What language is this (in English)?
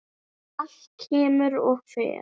Icelandic